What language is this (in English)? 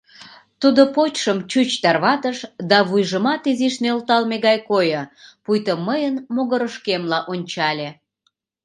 Mari